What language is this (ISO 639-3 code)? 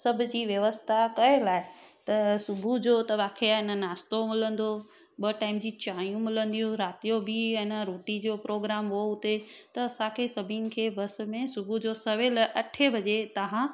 snd